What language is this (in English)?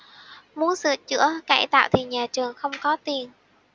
Vietnamese